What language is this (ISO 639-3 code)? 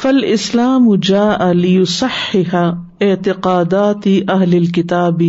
urd